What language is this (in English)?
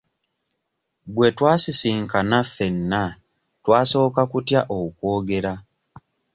Ganda